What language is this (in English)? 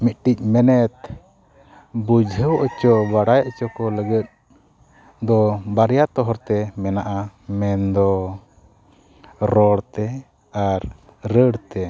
Santali